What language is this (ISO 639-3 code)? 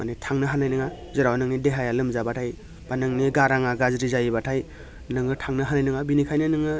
brx